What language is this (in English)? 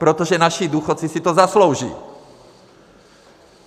Czech